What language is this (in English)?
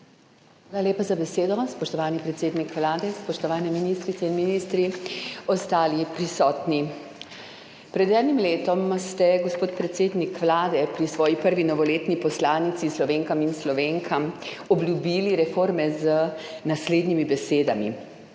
Slovenian